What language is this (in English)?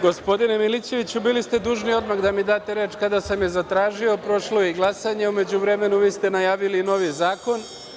Serbian